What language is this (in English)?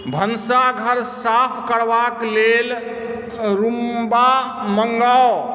Maithili